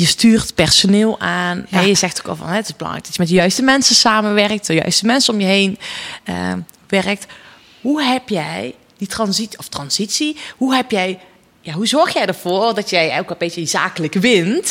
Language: Dutch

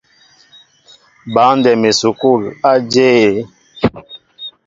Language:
Mbo (Cameroon)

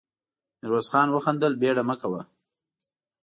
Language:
Pashto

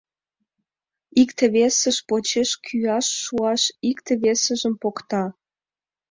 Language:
Mari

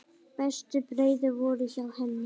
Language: Icelandic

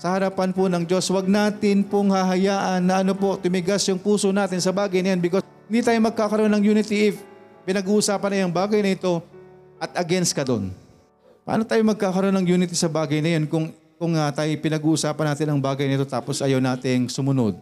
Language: Filipino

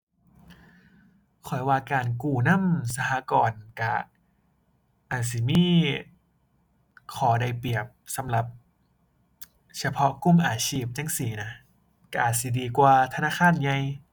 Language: Thai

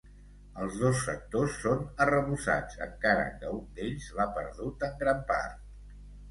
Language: Catalan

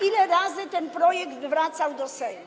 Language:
Polish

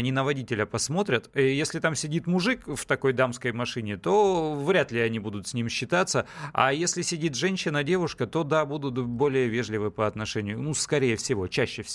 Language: Russian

